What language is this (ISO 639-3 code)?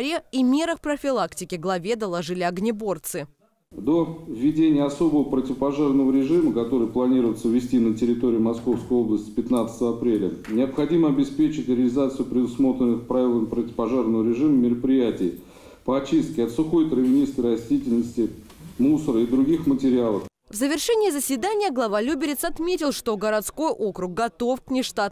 rus